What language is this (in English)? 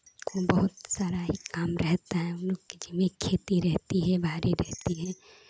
Hindi